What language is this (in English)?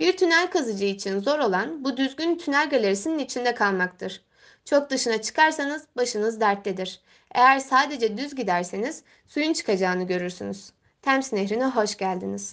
Turkish